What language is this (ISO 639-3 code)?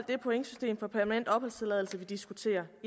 dan